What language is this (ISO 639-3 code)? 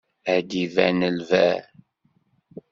kab